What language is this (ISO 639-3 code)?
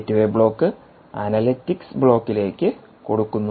mal